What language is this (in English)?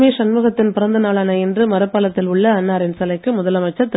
Tamil